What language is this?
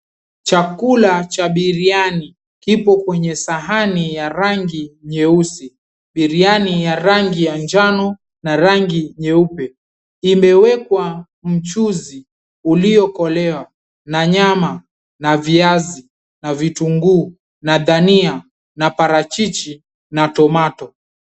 Swahili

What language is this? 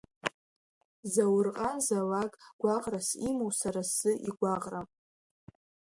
Abkhazian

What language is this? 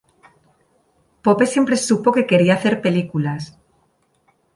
Spanish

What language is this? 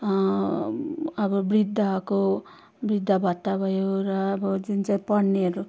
Nepali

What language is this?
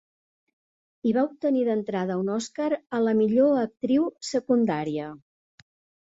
Catalan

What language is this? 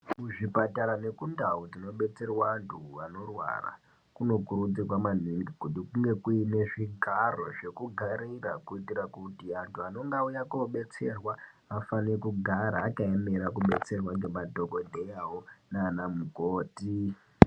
Ndau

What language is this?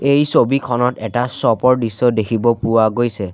Assamese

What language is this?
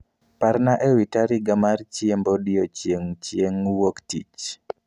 Luo (Kenya and Tanzania)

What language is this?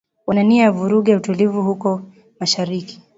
Swahili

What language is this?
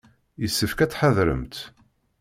Kabyle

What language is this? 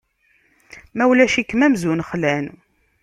Kabyle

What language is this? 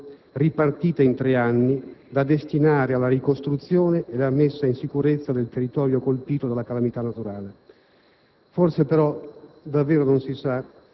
Italian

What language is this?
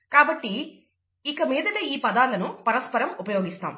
Telugu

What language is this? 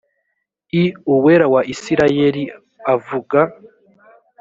Kinyarwanda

